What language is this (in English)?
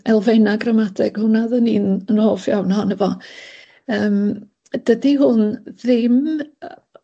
Welsh